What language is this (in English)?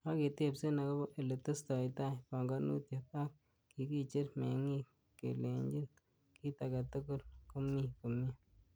Kalenjin